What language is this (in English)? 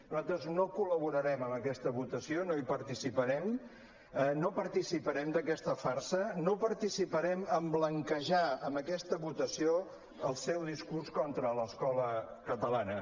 Catalan